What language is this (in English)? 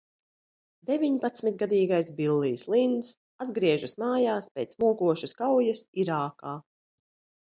Latvian